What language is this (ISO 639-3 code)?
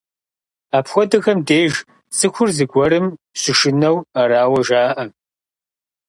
kbd